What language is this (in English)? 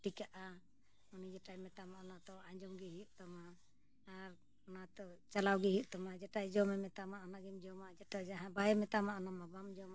Santali